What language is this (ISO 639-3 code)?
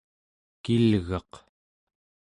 esu